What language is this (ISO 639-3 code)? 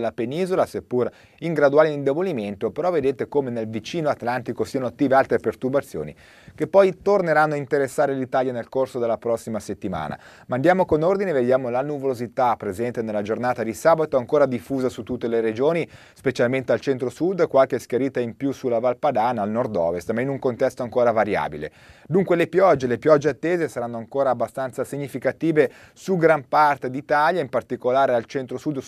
ita